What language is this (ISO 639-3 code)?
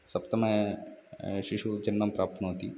san